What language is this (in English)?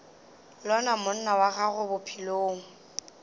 Northern Sotho